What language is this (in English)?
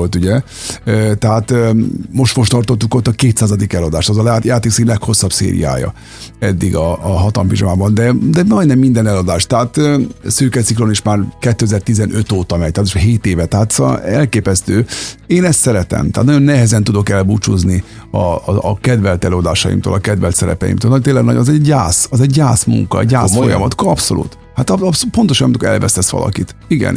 Hungarian